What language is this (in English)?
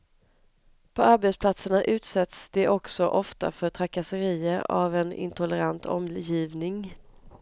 Swedish